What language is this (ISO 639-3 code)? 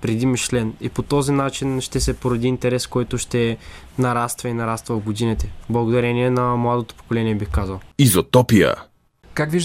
bul